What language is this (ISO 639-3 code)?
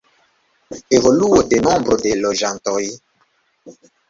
epo